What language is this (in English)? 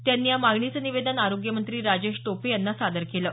Marathi